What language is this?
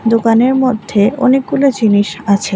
Bangla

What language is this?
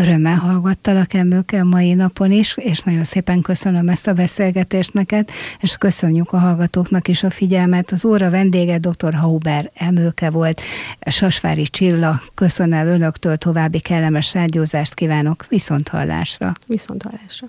Hungarian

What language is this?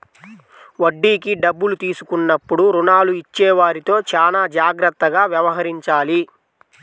Telugu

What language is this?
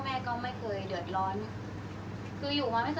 Thai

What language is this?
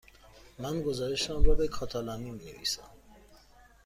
Persian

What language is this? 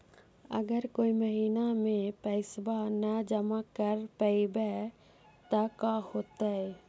Magahi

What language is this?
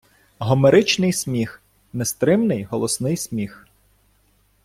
Ukrainian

